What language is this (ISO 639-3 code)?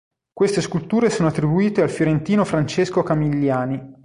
ita